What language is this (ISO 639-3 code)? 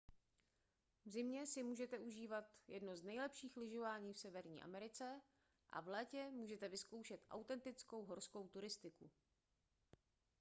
ces